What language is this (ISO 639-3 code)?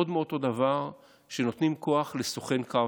heb